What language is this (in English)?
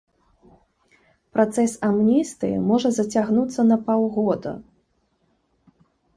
Belarusian